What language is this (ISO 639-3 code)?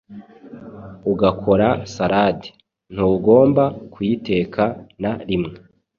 kin